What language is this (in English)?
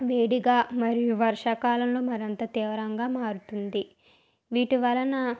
Telugu